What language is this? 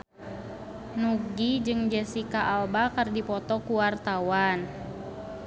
Sundanese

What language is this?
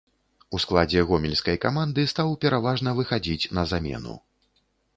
Belarusian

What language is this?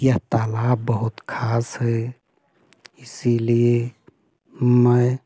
Hindi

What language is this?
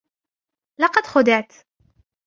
Arabic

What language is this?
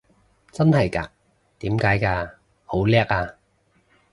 Cantonese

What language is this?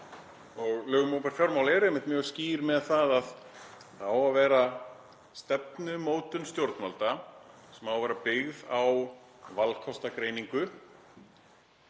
Icelandic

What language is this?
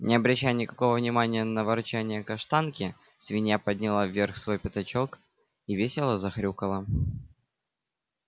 Russian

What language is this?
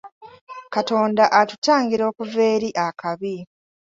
Ganda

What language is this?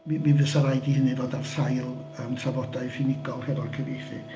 Welsh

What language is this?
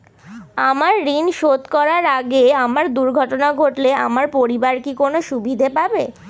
Bangla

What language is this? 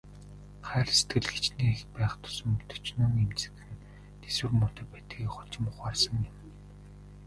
Mongolian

